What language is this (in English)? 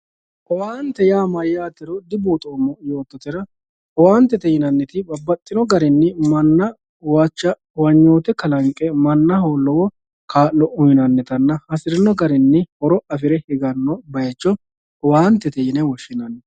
Sidamo